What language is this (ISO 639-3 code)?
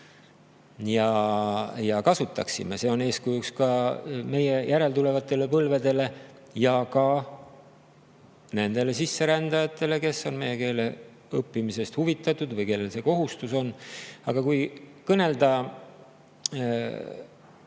est